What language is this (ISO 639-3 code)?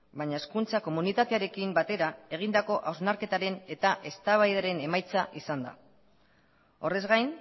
eus